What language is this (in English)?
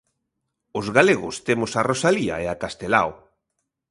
Galician